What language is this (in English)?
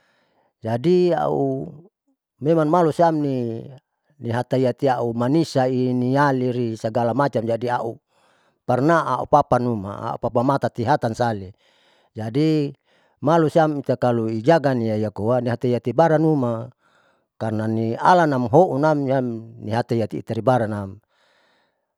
Saleman